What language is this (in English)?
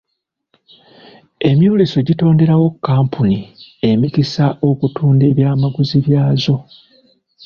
Ganda